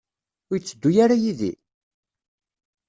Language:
Kabyle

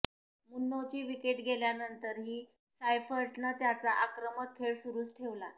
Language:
Marathi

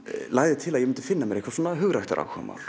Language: Icelandic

